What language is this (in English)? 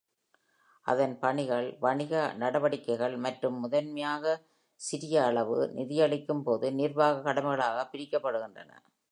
Tamil